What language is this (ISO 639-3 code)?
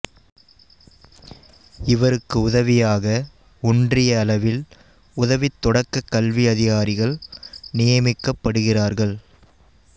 tam